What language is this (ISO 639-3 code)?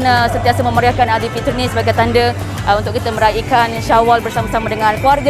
msa